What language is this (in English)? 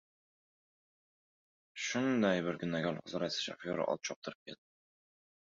Uzbek